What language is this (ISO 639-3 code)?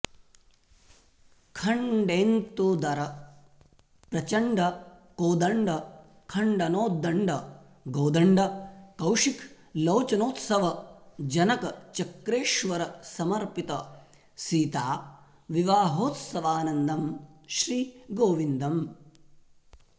san